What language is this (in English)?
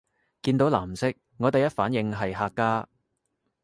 Cantonese